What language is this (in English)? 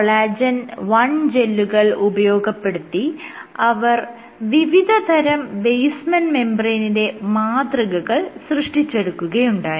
Malayalam